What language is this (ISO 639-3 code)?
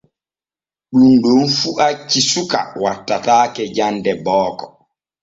fue